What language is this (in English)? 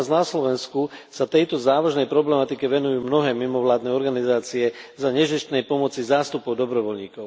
Slovak